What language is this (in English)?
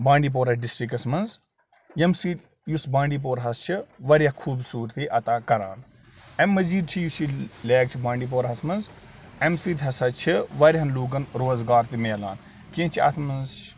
Kashmiri